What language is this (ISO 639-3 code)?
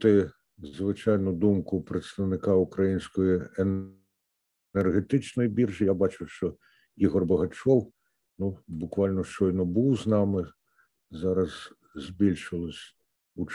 ukr